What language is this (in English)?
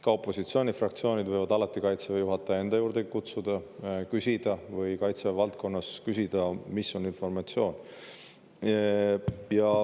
Estonian